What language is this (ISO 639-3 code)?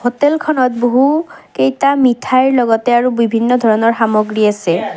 asm